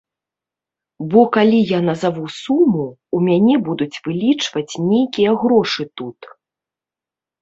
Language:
Belarusian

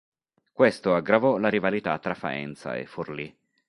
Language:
Italian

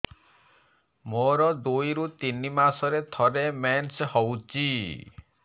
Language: Odia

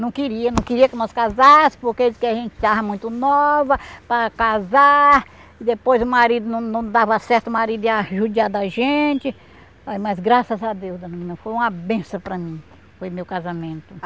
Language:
Portuguese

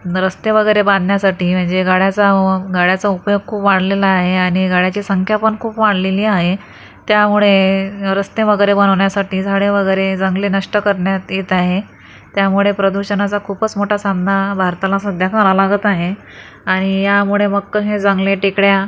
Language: Marathi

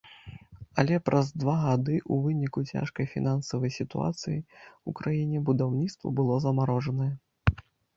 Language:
Belarusian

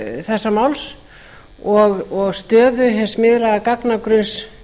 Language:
Icelandic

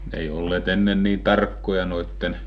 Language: Finnish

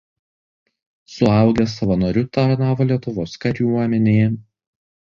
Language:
Lithuanian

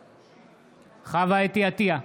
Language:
Hebrew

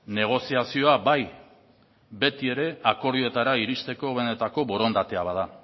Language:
Basque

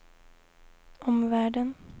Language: Swedish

